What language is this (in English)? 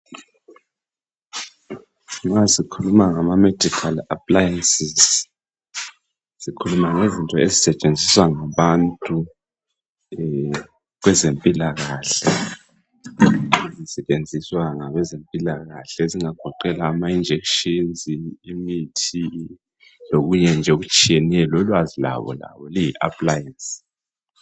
North Ndebele